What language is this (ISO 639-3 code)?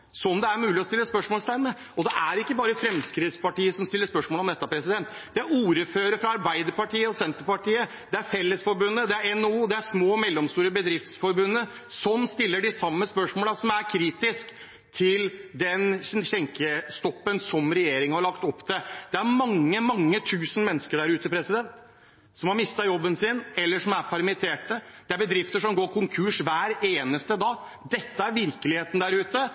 nob